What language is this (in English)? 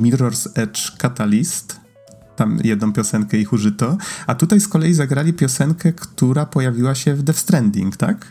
Polish